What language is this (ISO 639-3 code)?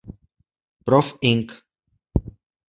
ces